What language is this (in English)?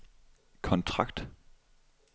Danish